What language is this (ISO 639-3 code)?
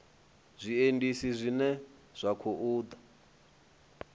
ven